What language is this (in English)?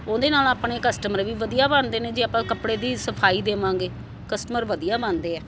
Punjabi